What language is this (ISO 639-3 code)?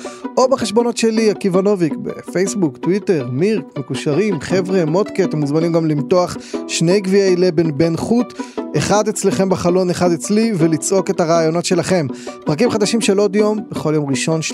heb